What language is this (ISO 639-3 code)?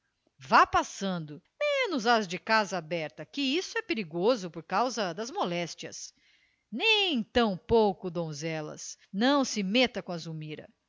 por